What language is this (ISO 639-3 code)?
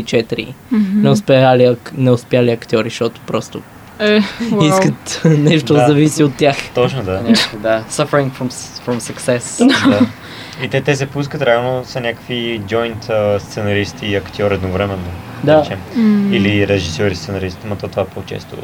bul